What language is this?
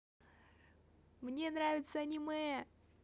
Russian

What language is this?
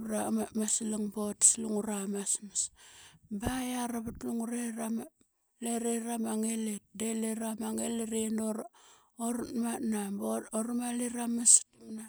Qaqet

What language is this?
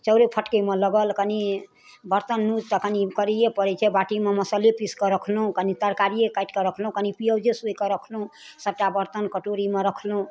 Maithili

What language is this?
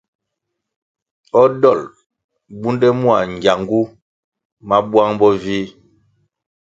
Kwasio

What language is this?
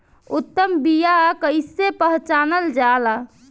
Bhojpuri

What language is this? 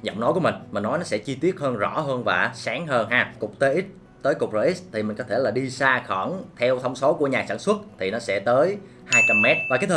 Vietnamese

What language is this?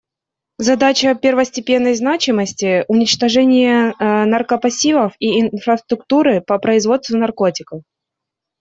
Russian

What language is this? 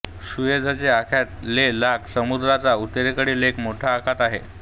Marathi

